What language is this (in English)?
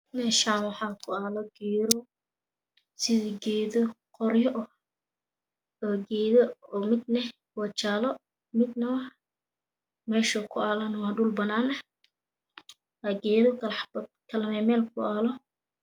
Somali